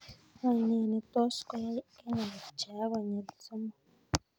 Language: Kalenjin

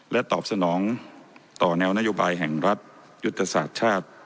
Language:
Thai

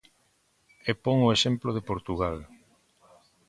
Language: Galician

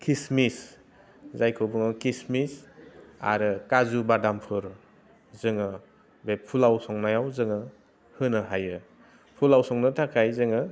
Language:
Bodo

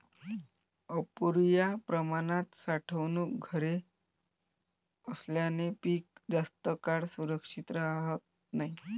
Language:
Marathi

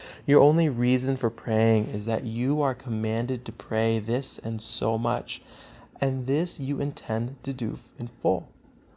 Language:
English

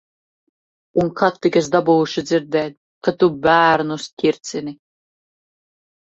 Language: Latvian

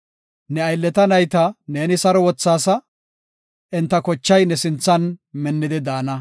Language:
Gofa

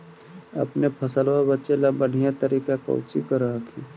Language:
Magahi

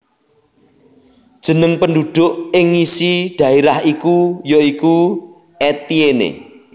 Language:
Javanese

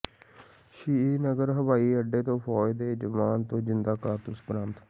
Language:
Punjabi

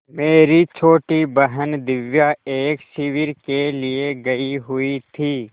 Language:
Hindi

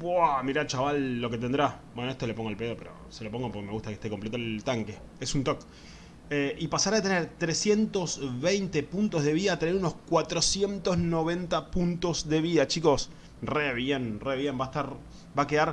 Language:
Spanish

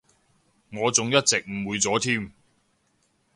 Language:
Cantonese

